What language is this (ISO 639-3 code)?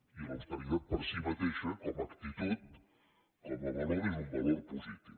cat